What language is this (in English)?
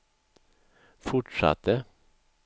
Swedish